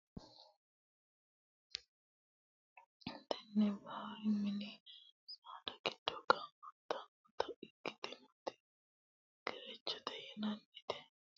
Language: Sidamo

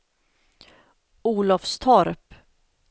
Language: Swedish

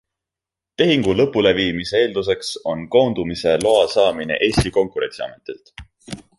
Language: Estonian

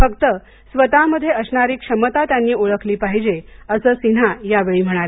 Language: Marathi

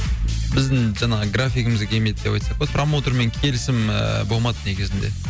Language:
Kazakh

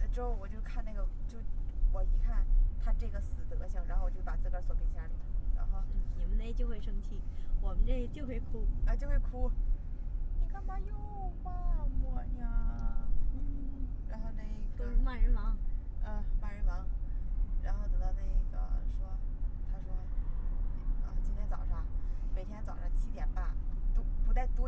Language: Chinese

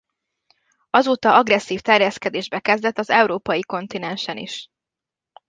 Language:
Hungarian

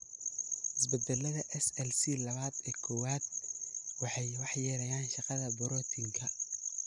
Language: Somali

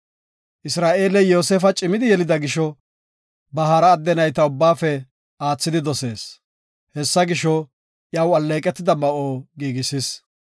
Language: Gofa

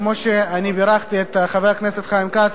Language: Hebrew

